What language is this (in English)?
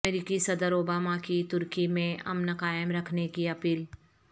Urdu